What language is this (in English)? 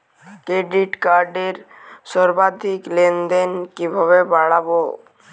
Bangla